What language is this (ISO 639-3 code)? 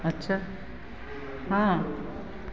mai